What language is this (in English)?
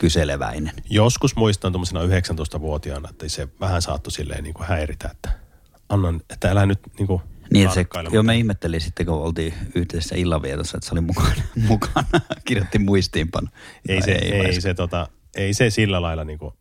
Finnish